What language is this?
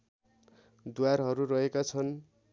Nepali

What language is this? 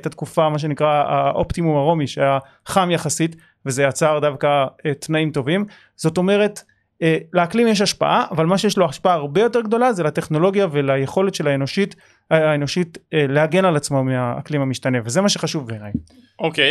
Hebrew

